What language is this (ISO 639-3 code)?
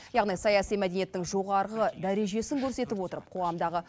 kaz